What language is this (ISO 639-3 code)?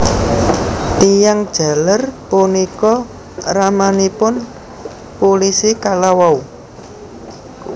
jav